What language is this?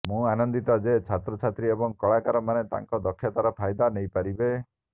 Odia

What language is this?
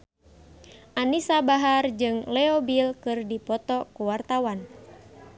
Sundanese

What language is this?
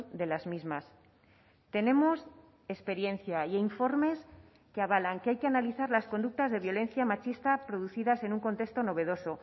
Spanish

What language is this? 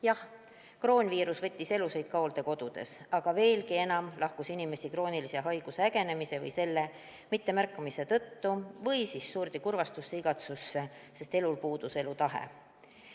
Estonian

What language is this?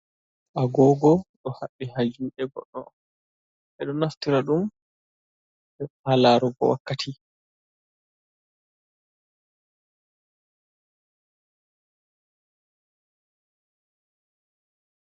Fula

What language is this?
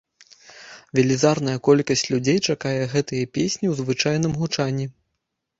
Belarusian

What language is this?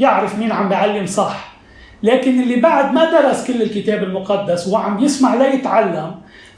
Arabic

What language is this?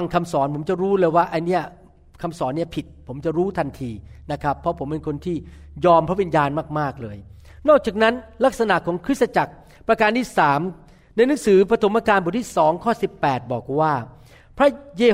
Thai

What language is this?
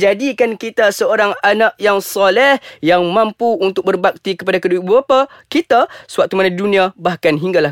Malay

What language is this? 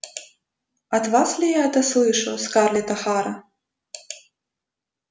Russian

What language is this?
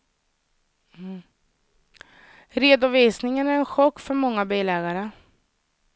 Swedish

